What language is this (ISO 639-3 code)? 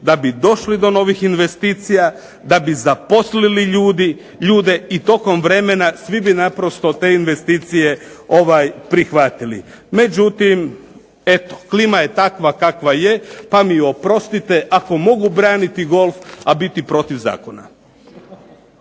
hrv